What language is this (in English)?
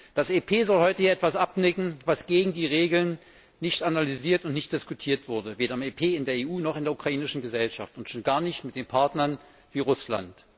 German